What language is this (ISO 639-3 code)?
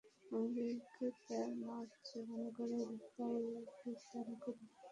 ben